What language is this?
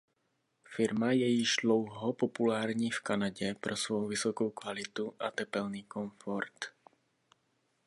Czech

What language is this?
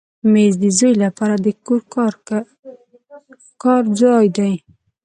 Pashto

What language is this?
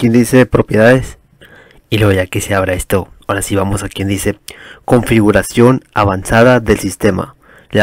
Spanish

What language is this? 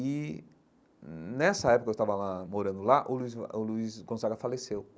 Portuguese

